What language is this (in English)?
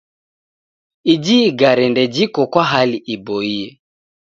Taita